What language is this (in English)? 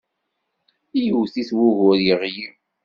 Kabyle